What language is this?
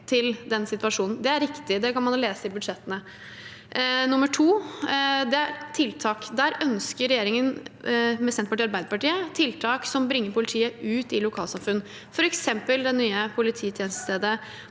Norwegian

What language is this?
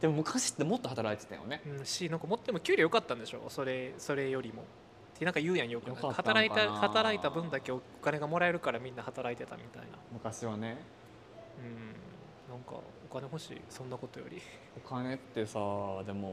Japanese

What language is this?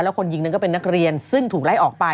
Thai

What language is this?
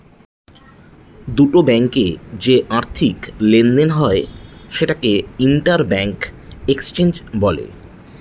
Bangla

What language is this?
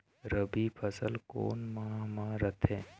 Chhattisgarhi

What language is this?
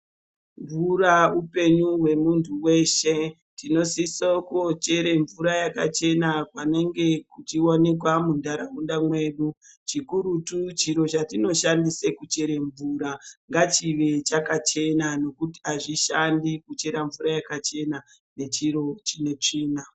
Ndau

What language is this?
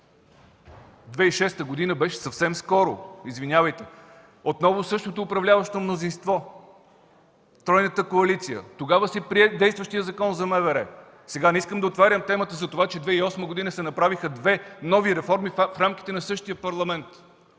Bulgarian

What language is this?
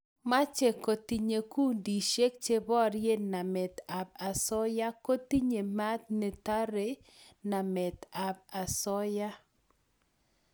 Kalenjin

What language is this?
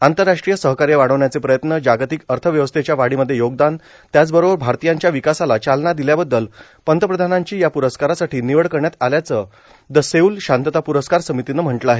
Marathi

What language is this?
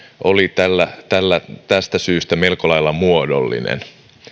Finnish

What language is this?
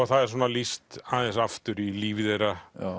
Icelandic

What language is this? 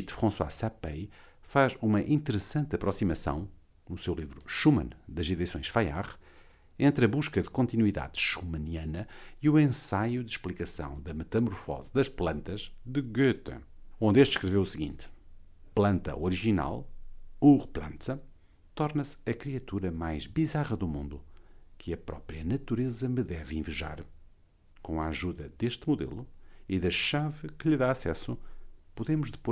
Portuguese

